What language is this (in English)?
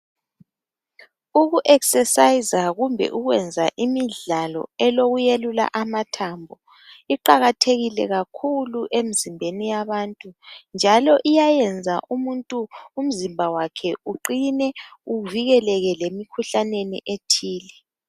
North Ndebele